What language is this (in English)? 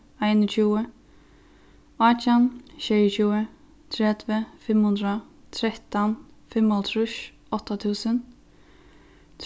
Faroese